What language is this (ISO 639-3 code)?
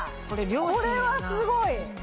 jpn